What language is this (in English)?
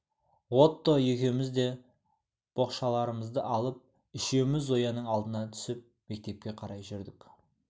Kazakh